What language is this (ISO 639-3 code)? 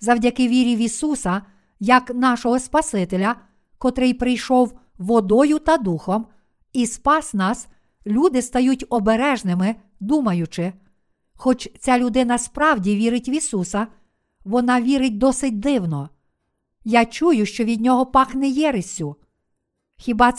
ukr